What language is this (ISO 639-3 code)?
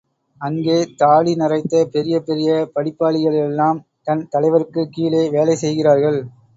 tam